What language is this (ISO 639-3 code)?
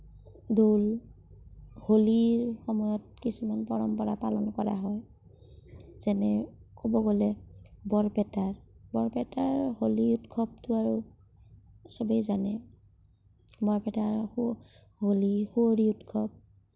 asm